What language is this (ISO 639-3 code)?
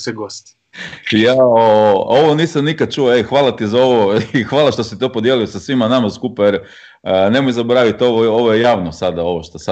hrv